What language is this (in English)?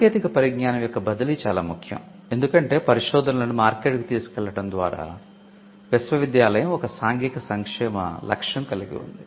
Telugu